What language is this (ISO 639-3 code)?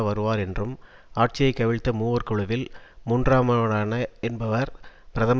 tam